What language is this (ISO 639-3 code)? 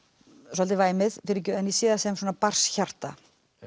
isl